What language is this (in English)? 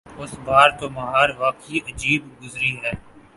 Urdu